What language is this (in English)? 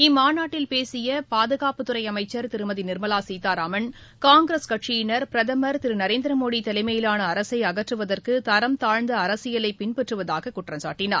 Tamil